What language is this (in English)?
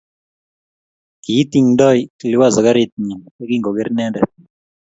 Kalenjin